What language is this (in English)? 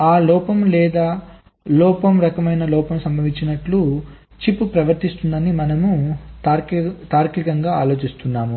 Telugu